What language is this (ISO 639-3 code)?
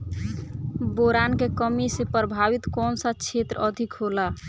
bho